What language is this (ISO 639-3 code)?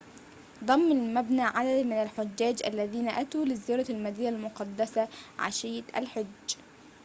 ara